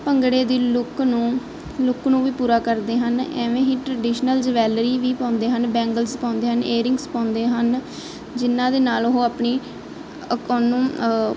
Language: Punjabi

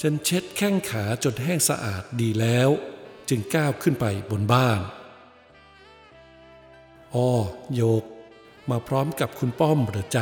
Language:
Thai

